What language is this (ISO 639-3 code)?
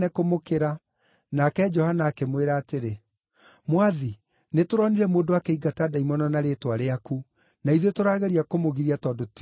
kik